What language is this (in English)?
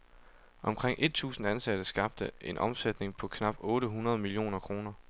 Danish